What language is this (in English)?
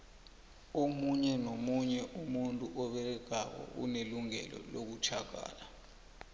South Ndebele